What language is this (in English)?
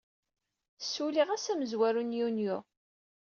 Kabyle